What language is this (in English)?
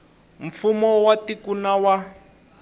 Tsonga